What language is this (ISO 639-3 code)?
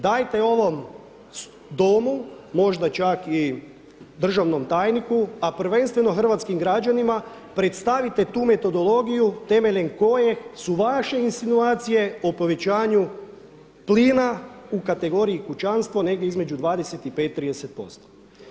hrv